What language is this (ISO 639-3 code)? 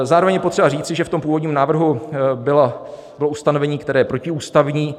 ces